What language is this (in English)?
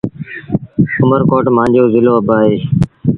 Sindhi Bhil